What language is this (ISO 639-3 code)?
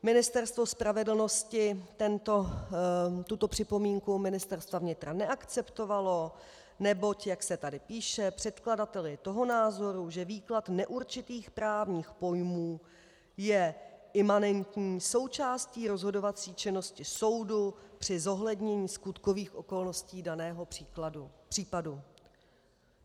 ces